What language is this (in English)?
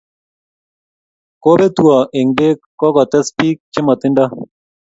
Kalenjin